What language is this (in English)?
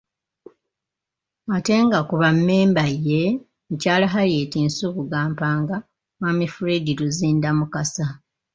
Ganda